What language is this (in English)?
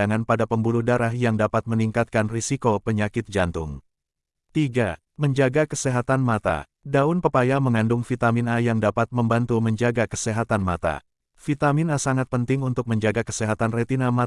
Indonesian